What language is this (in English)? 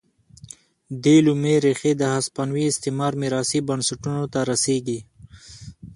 Pashto